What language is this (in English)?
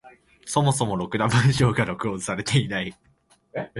Japanese